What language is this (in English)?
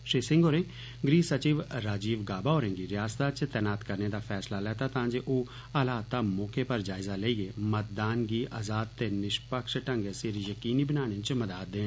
Dogri